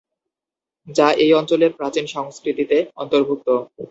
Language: Bangla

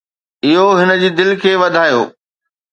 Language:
Sindhi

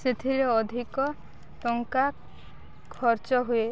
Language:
Odia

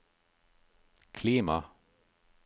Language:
Norwegian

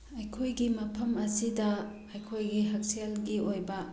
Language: Manipuri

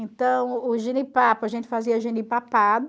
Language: Portuguese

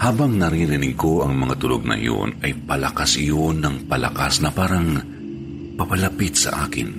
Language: Filipino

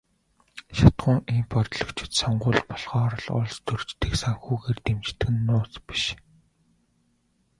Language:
Mongolian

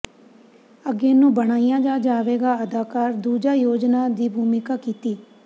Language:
Punjabi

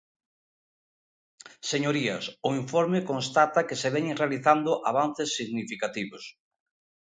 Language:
Galician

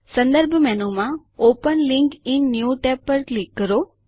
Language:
Gujarati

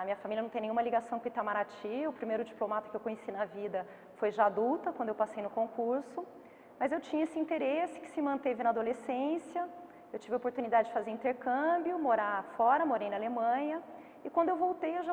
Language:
Portuguese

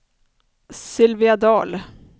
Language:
Swedish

